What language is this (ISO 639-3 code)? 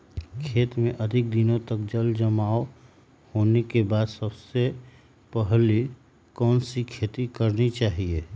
mag